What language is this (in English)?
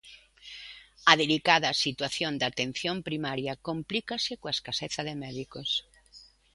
Galician